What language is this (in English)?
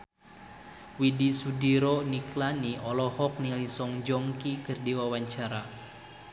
Sundanese